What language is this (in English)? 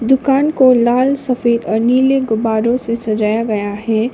Hindi